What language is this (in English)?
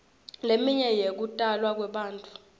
Swati